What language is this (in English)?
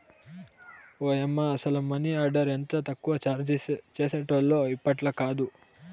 Telugu